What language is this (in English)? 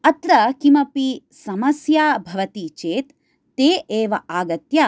Sanskrit